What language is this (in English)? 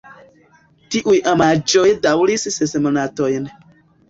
Esperanto